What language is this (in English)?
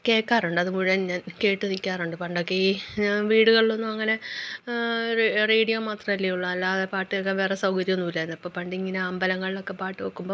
Malayalam